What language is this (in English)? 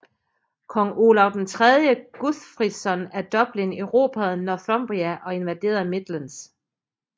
Danish